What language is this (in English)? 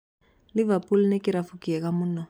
Kikuyu